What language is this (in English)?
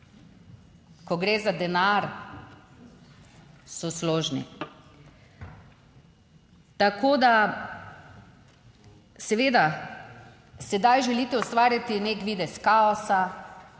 Slovenian